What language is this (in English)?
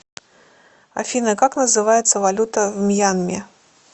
Russian